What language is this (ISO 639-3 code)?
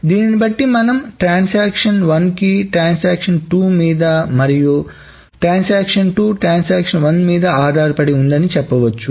tel